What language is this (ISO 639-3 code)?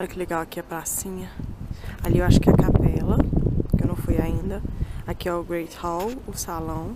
por